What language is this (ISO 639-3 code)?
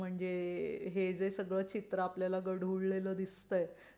mar